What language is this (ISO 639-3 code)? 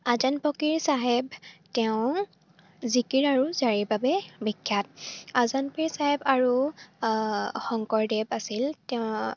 asm